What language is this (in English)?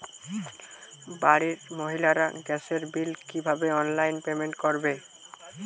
Bangla